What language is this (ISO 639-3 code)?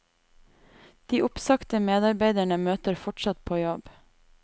nor